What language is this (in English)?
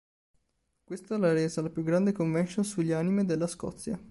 Italian